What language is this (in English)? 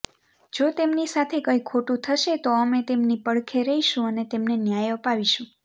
Gujarati